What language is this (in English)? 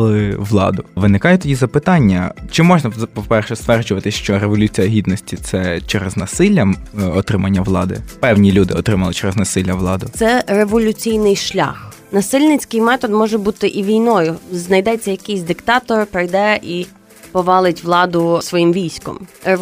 Ukrainian